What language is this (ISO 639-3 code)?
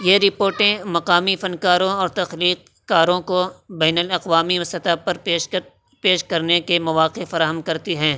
urd